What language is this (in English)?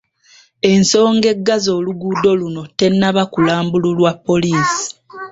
Ganda